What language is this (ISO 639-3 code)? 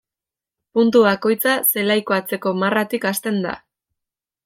eus